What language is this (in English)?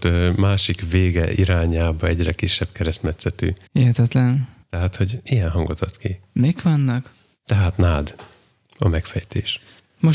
Hungarian